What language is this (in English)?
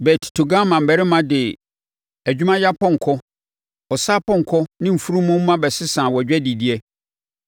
Akan